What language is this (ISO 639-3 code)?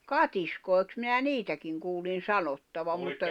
fin